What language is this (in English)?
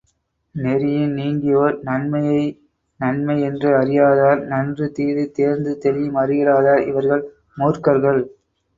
Tamil